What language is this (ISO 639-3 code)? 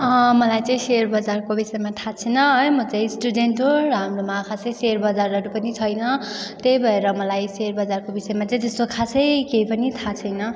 nep